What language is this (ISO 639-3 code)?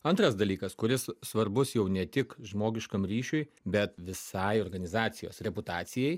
lit